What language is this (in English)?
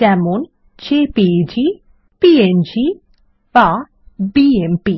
Bangla